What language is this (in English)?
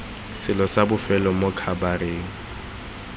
Tswana